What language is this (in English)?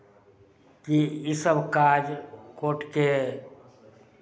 Maithili